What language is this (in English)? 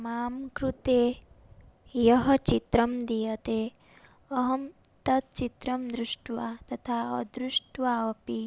Sanskrit